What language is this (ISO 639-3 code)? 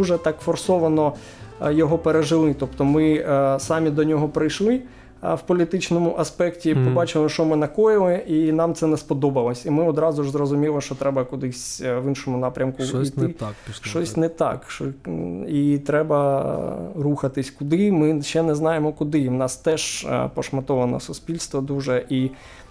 ukr